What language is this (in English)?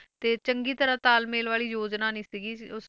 Punjabi